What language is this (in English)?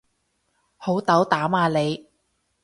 Cantonese